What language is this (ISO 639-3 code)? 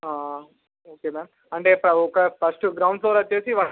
tel